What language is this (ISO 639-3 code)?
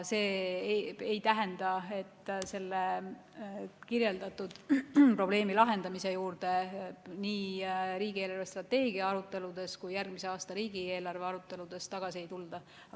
est